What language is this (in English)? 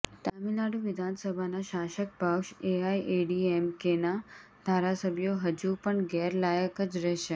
Gujarati